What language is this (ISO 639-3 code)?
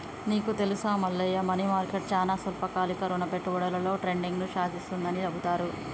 tel